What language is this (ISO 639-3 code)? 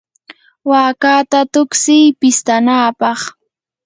qur